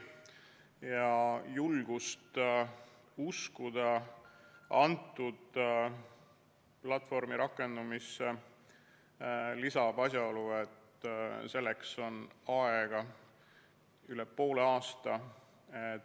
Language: Estonian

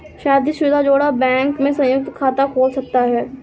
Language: Hindi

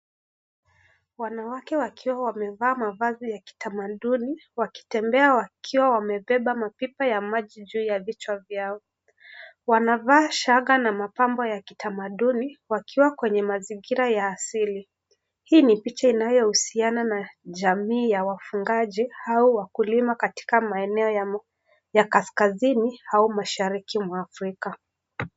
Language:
Swahili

